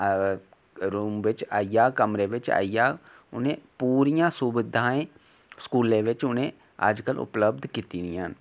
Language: Dogri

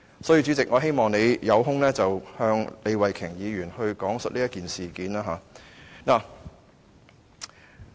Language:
Cantonese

